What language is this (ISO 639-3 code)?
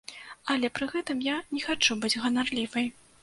bel